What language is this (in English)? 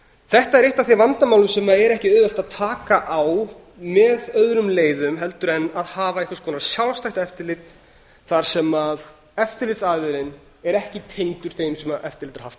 Icelandic